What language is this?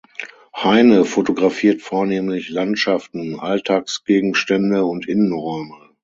German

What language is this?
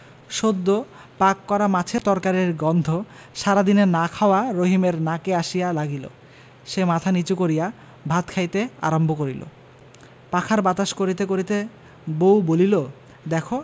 Bangla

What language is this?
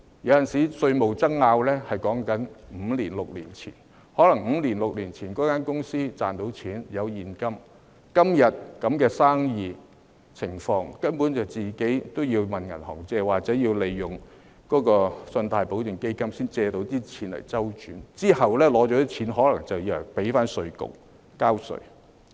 Cantonese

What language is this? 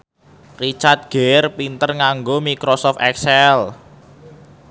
Javanese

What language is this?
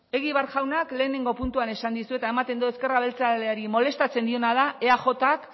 Basque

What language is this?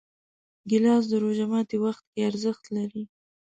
Pashto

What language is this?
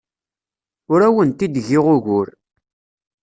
Kabyle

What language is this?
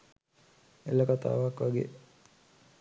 Sinhala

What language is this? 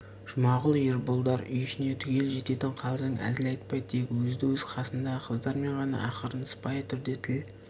Kazakh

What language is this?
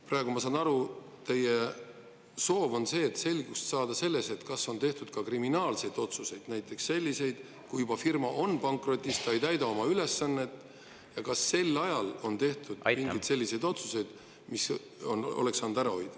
Estonian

